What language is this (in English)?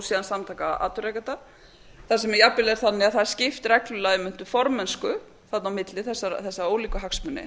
Icelandic